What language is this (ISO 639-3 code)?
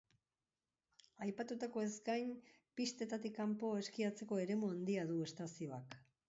eus